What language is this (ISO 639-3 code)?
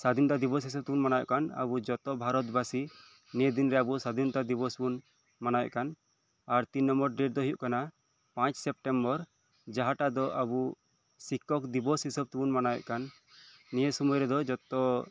sat